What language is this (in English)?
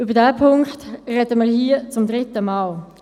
Swiss German